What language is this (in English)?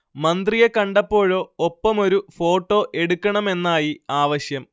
Malayalam